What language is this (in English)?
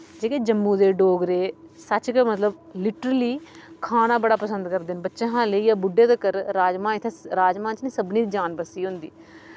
Dogri